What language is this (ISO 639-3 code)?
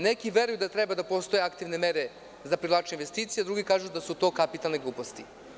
srp